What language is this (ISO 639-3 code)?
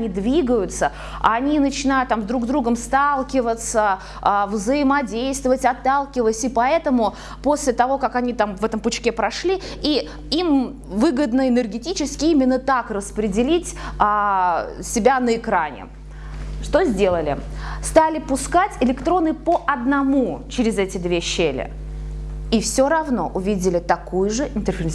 rus